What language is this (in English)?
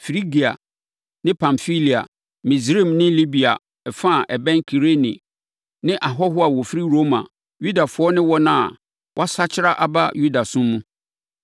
Akan